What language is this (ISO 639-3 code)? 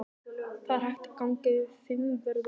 isl